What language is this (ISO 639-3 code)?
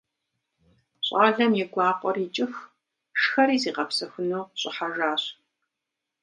kbd